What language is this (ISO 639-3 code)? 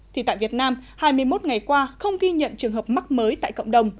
vie